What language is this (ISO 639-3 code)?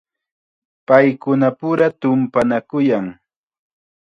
qxa